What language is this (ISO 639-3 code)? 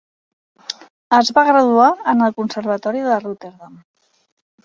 cat